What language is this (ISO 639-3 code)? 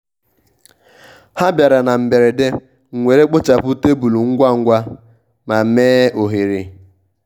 ibo